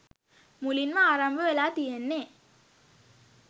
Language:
Sinhala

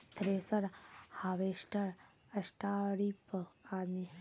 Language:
Maithili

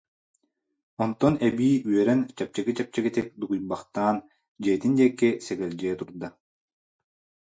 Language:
Yakut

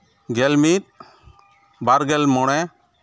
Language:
Santali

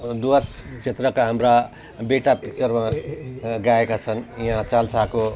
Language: Nepali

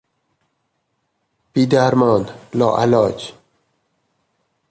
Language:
Persian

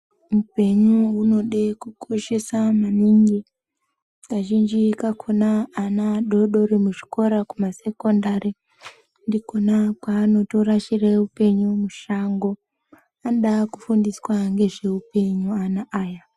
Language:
Ndau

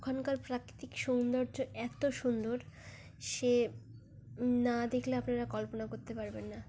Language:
Bangla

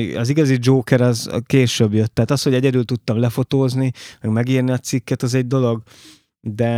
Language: Hungarian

